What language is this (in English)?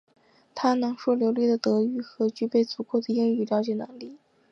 Chinese